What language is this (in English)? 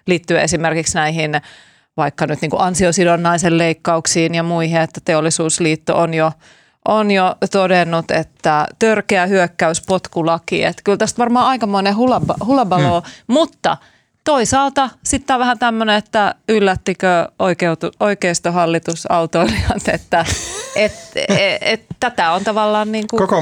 Finnish